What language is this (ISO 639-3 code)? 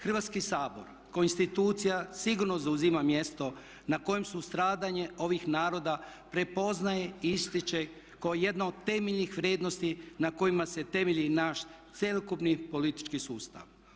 hrv